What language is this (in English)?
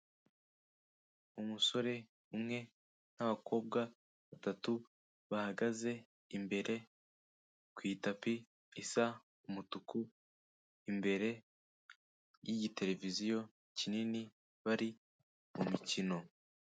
Kinyarwanda